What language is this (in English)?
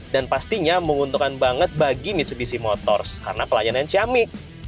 Indonesian